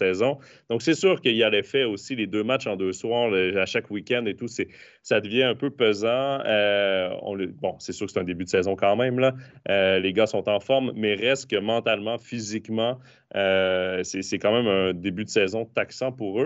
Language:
French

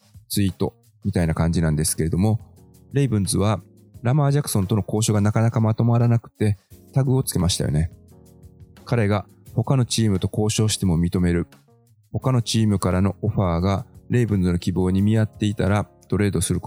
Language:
Japanese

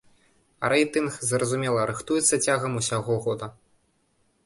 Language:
Belarusian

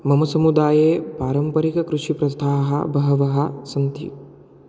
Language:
Sanskrit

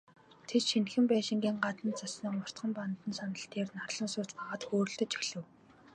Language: Mongolian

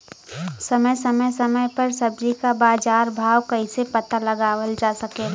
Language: Bhojpuri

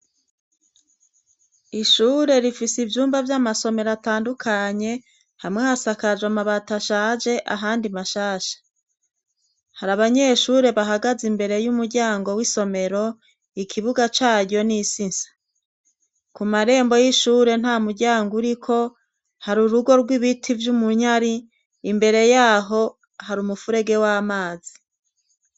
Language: Rundi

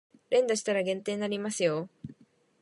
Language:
Japanese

